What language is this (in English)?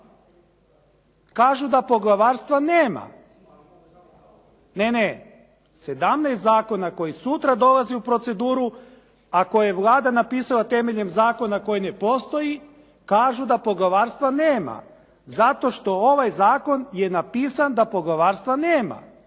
Croatian